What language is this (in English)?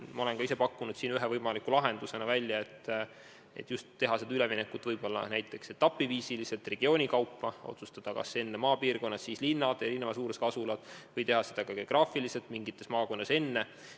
Estonian